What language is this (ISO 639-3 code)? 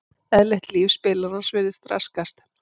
isl